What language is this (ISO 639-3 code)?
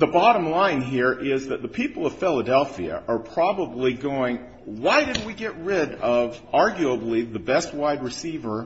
eng